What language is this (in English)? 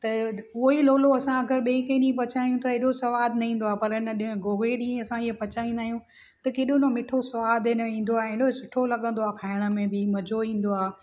Sindhi